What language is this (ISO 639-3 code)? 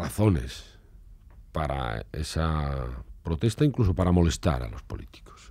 spa